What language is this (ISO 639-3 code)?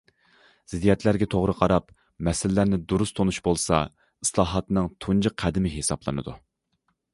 uig